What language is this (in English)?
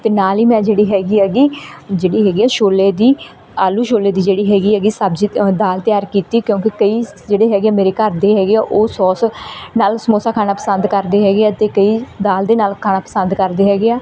Punjabi